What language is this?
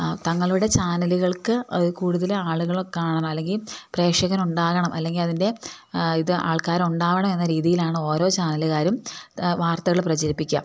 Malayalam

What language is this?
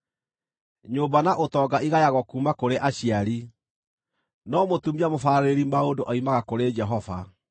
Kikuyu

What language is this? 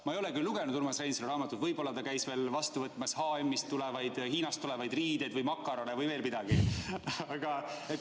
Estonian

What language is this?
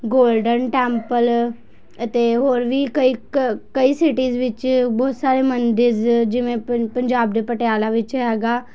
Punjabi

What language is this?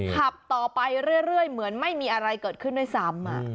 Thai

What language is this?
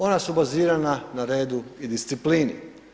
Croatian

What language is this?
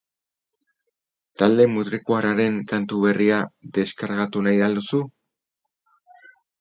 Basque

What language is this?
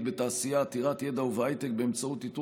Hebrew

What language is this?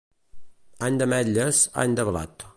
Catalan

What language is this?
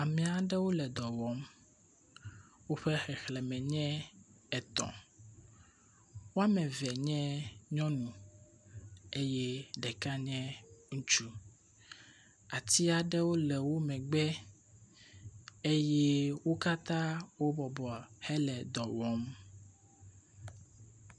Ewe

